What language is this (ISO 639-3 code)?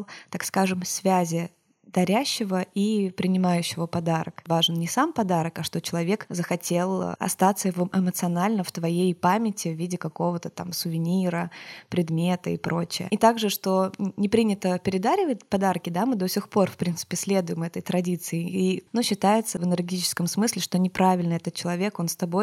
rus